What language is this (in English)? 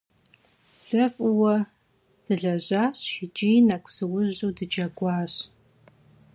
Kabardian